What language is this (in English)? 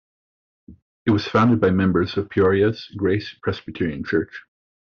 English